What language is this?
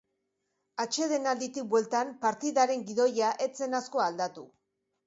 Basque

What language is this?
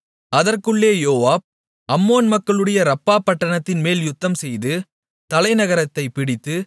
Tamil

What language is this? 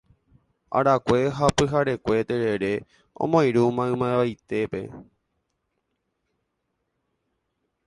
Guarani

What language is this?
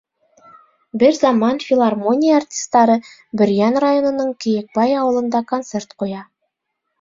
Bashkir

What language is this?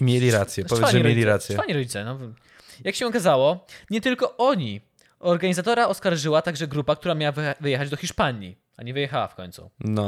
Polish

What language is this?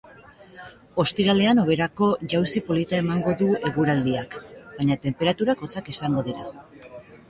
Basque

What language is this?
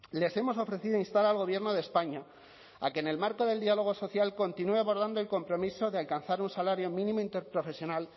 Spanish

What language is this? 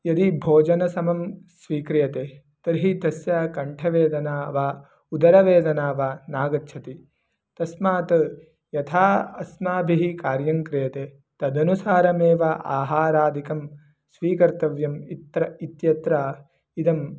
Sanskrit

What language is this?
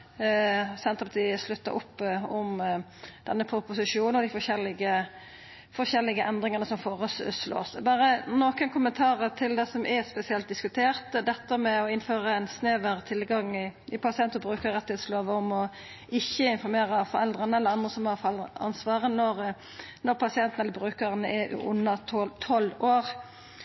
Norwegian Nynorsk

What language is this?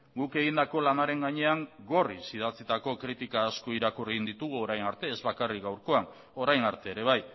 Basque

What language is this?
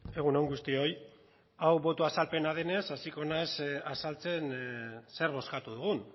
Basque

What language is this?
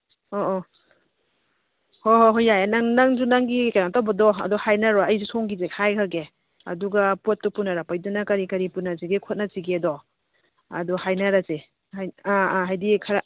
Manipuri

